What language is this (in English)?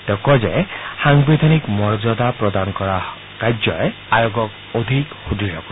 Assamese